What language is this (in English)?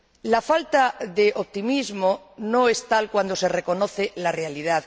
Spanish